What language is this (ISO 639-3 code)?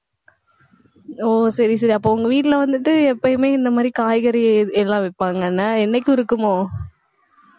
tam